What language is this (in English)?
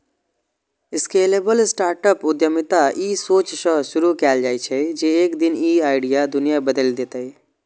Maithili